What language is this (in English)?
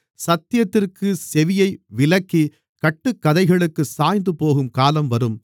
Tamil